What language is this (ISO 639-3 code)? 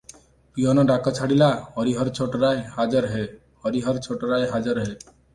ori